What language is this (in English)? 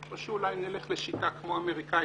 Hebrew